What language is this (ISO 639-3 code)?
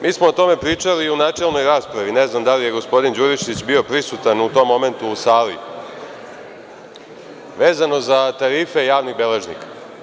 srp